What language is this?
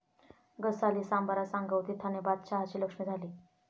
Marathi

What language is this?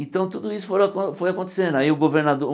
Portuguese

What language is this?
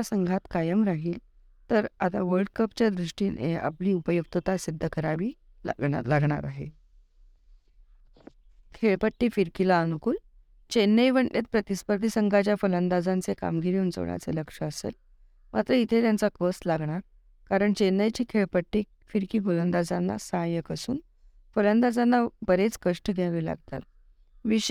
Marathi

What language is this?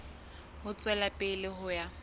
Southern Sotho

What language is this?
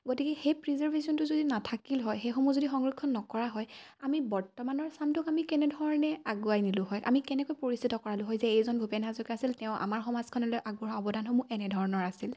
Assamese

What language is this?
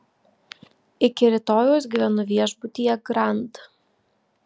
Lithuanian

